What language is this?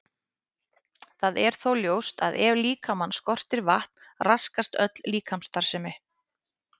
Icelandic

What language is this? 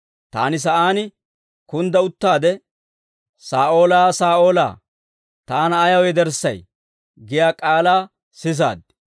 Dawro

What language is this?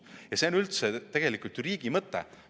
Estonian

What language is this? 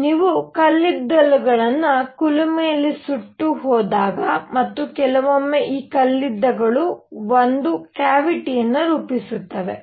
Kannada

